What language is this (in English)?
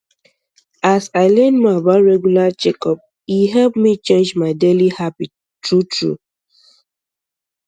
Nigerian Pidgin